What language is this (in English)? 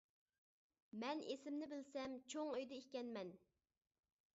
Uyghur